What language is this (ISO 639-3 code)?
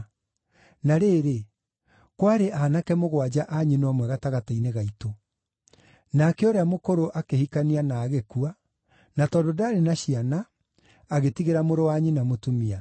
kik